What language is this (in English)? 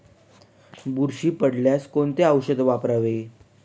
Marathi